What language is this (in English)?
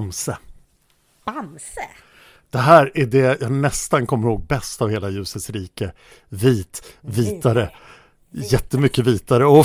Swedish